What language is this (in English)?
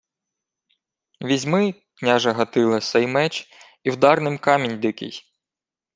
Ukrainian